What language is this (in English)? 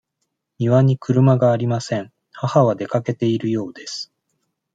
Japanese